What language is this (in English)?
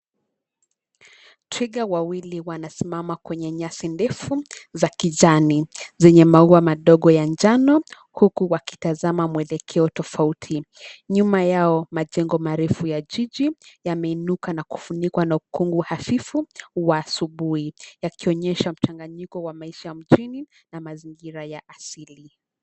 Swahili